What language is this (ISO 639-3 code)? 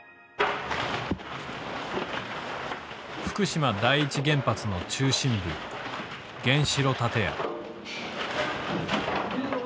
jpn